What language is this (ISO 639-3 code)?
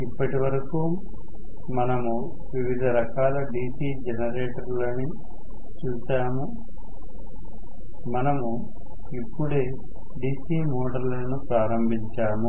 tel